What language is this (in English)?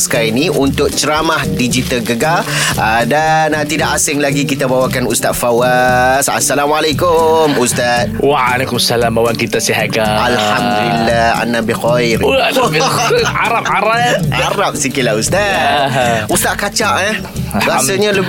Malay